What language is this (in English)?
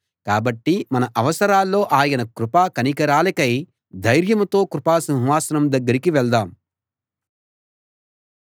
Telugu